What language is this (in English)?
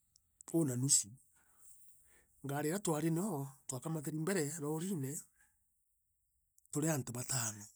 Meru